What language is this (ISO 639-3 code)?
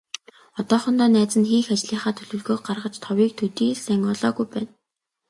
mon